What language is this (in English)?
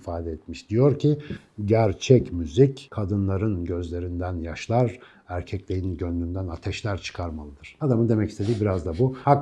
Turkish